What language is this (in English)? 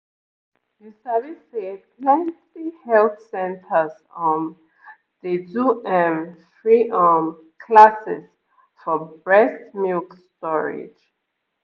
Nigerian Pidgin